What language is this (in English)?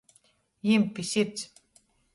Latgalian